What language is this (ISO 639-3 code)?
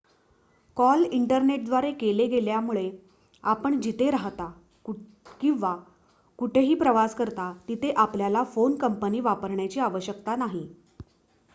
mar